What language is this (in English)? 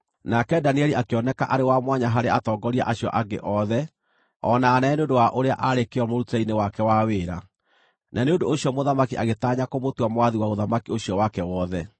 Kikuyu